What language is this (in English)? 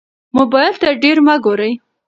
Pashto